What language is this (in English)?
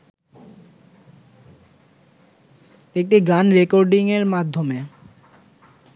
Bangla